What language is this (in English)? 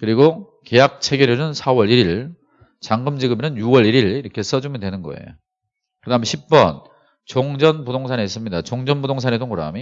Korean